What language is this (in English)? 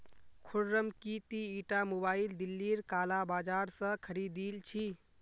Magahi